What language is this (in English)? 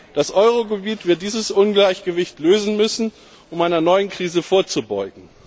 German